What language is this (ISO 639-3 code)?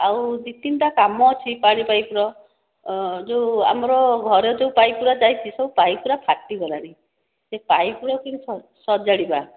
ori